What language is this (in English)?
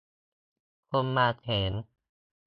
Thai